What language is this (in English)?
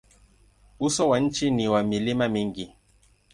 Swahili